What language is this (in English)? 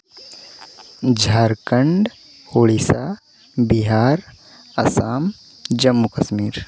Santali